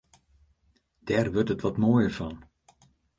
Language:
Western Frisian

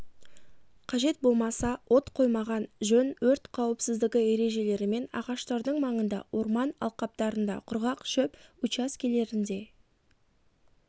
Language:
Kazakh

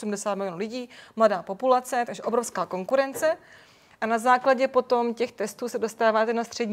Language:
Czech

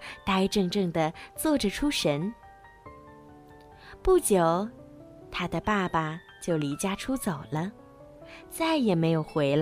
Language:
Chinese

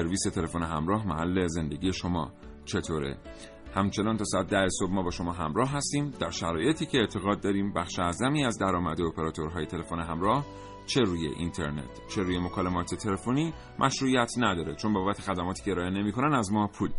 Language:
Persian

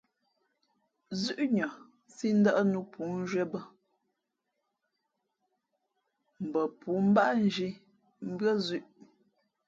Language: Fe'fe'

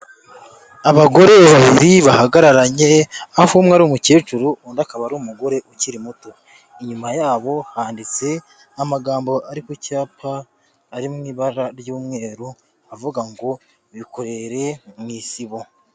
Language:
Kinyarwanda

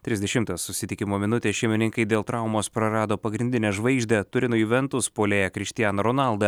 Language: Lithuanian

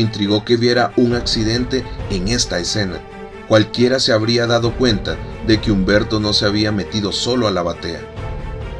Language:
Spanish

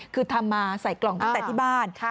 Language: Thai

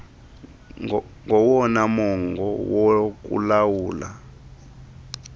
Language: Xhosa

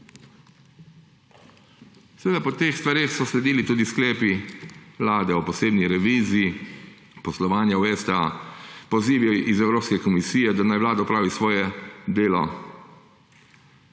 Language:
Slovenian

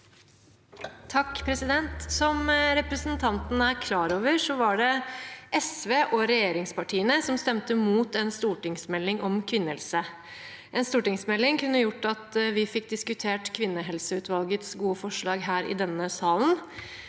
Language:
Norwegian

